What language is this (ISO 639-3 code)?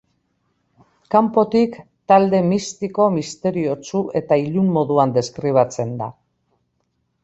eus